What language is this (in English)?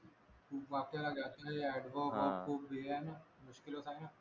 Marathi